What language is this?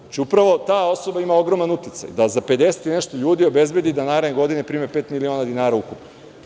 Serbian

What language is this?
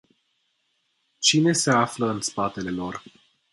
Romanian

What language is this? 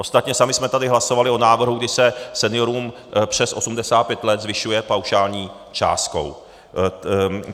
Czech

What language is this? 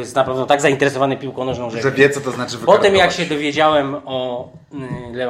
Polish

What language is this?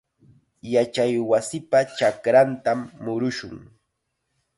Chiquián Ancash Quechua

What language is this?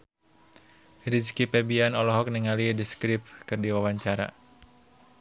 Sundanese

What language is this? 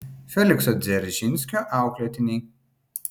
Lithuanian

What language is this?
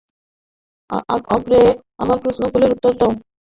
Bangla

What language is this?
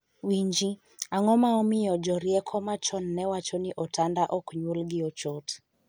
Luo (Kenya and Tanzania)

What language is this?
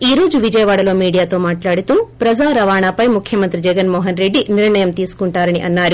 Telugu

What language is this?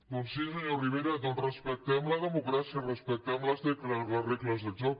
Catalan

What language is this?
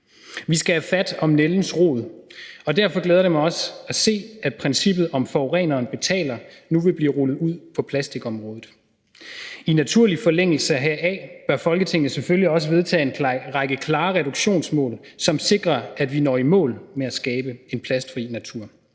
Danish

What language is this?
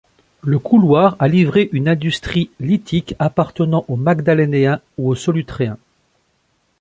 French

